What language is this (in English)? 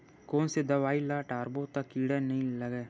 Chhattisgarhi